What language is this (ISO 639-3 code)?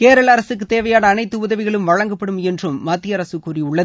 tam